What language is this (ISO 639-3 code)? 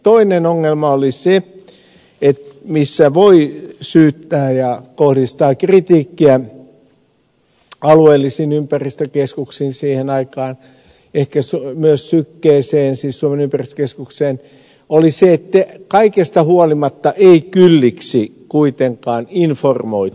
fin